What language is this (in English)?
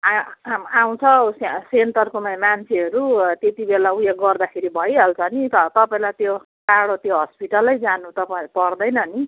Nepali